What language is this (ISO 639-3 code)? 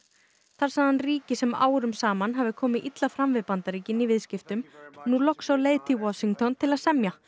isl